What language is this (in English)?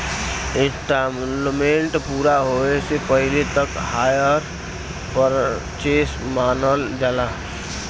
Bhojpuri